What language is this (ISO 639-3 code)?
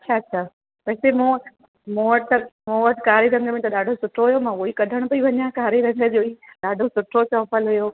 snd